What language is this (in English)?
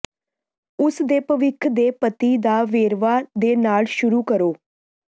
Punjabi